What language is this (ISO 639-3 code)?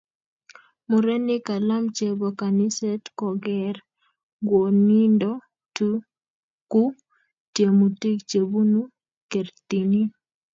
kln